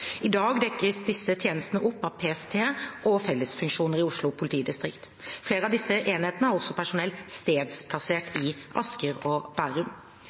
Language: Norwegian Bokmål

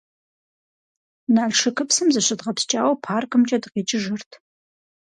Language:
Kabardian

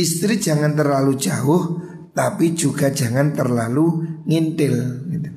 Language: Indonesian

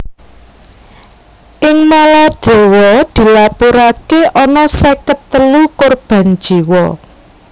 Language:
Javanese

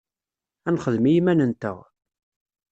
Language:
Kabyle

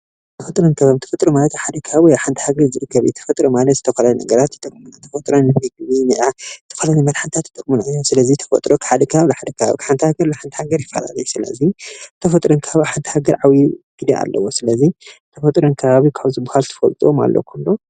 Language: Tigrinya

